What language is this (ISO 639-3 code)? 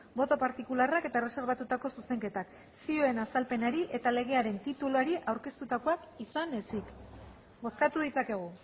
eus